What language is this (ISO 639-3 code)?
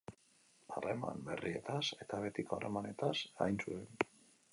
eus